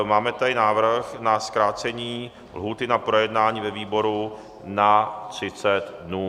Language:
Czech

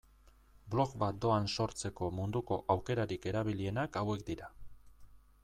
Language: Basque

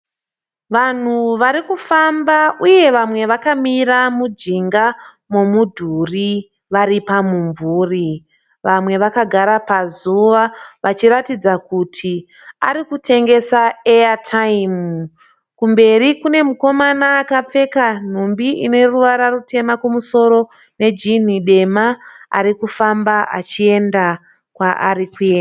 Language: Shona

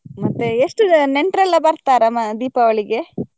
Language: Kannada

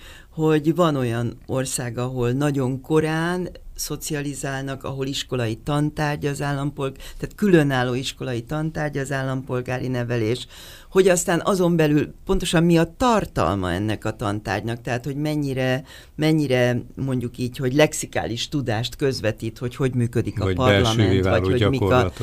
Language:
Hungarian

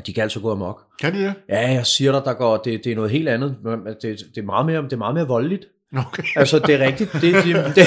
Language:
Danish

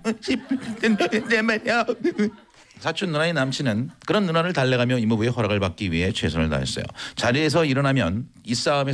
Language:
Korean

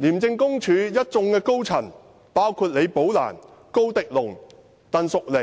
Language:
Cantonese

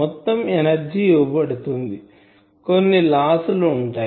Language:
Telugu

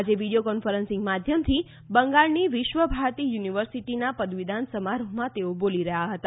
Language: Gujarati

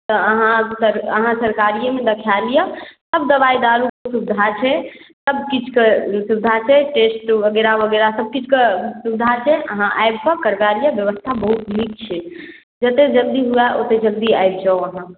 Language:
Maithili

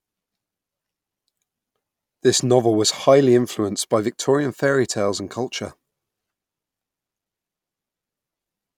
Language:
English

